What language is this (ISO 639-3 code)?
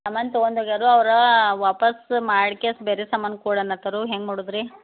kan